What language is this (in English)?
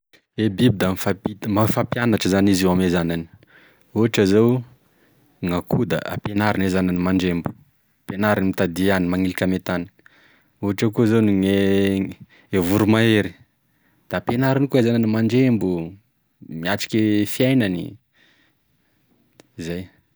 Tesaka Malagasy